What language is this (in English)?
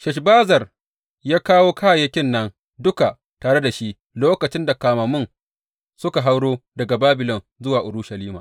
Hausa